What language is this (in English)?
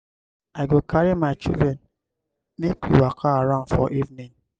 Nigerian Pidgin